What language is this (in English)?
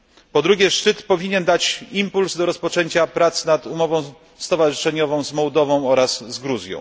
Polish